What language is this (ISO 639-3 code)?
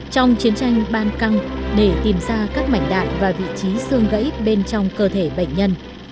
vie